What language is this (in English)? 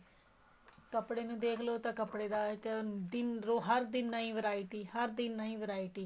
Punjabi